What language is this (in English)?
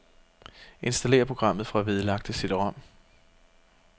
Danish